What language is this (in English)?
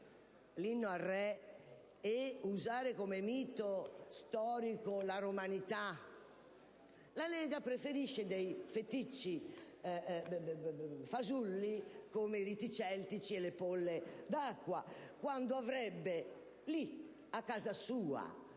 Italian